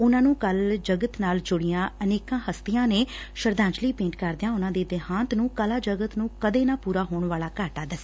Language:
Punjabi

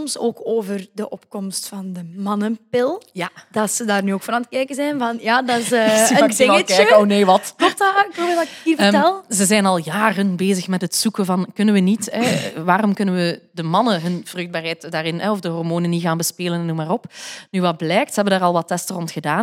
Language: Dutch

